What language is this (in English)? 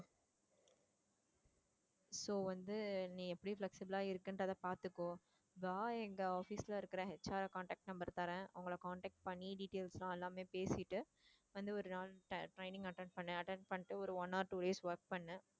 Tamil